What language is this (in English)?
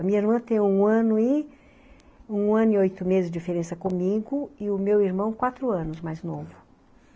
Portuguese